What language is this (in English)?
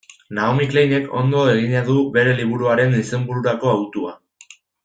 Basque